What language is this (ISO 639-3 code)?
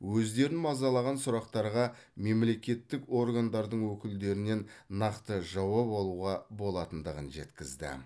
kaz